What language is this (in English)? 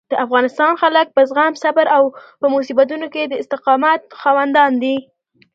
Pashto